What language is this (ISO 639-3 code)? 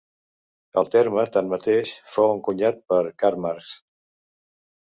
cat